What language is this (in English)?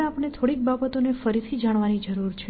Gujarati